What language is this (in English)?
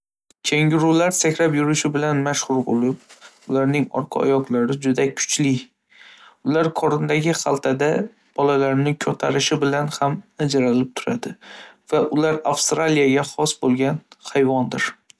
Uzbek